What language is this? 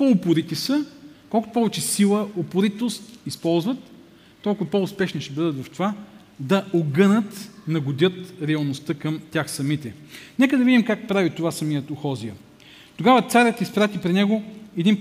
Bulgarian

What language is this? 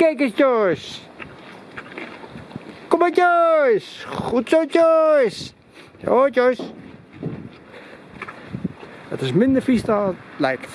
Dutch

